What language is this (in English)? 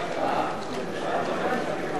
Hebrew